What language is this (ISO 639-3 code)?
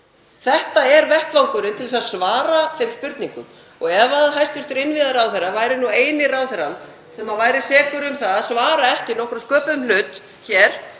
isl